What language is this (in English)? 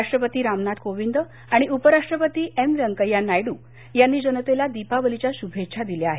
Marathi